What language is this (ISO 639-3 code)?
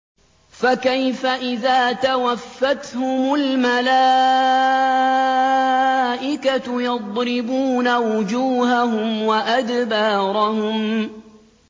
ara